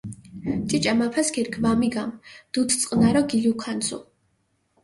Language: Mingrelian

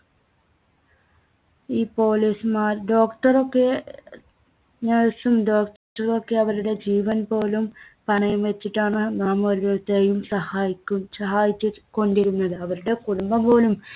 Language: Malayalam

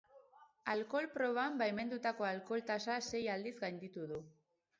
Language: Basque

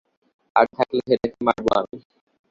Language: Bangla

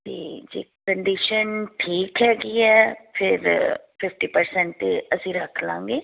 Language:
Punjabi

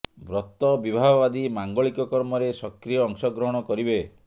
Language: Odia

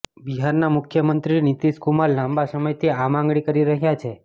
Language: Gujarati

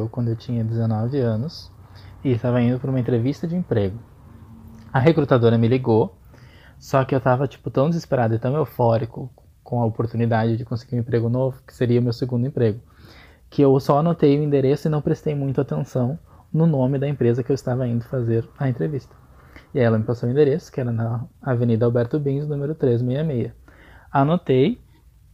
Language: Portuguese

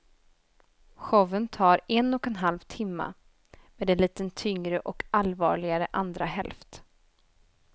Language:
Swedish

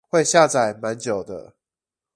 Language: Chinese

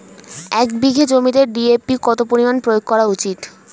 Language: Bangla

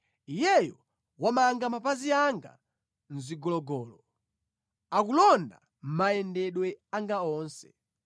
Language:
Nyanja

